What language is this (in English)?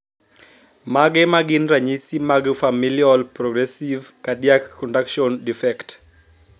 Luo (Kenya and Tanzania)